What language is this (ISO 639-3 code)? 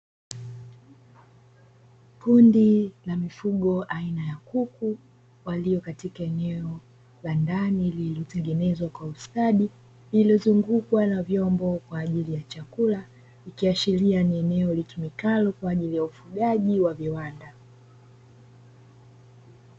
swa